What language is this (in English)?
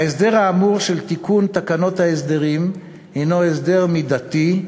Hebrew